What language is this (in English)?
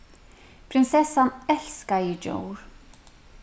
Faroese